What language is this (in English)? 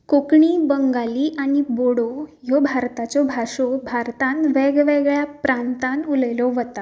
Konkani